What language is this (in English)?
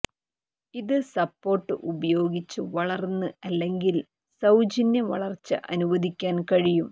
Malayalam